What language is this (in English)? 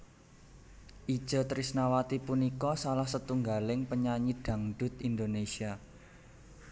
Javanese